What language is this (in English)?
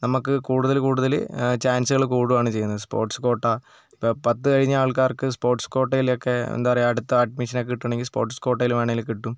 Malayalam